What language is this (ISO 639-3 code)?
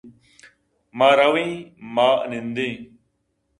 bgp